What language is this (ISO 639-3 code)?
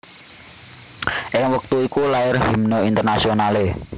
jav